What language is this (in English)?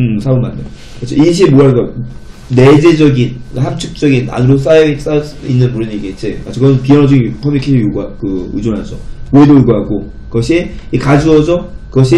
Korean